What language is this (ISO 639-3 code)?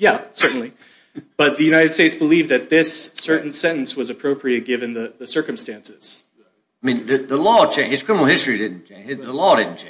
eng